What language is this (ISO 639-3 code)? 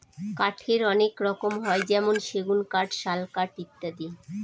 ben